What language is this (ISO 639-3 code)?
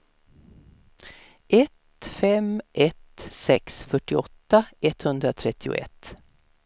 swe